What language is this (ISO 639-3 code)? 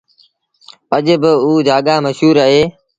sbn